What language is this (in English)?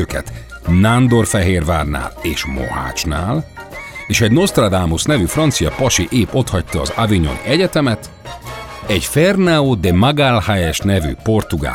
Hungarian